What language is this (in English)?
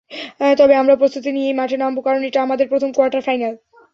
Bangla